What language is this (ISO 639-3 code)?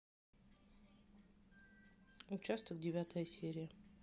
rus